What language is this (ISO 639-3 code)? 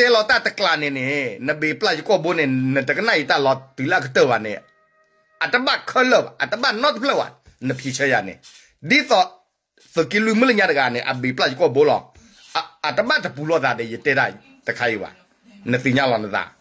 tha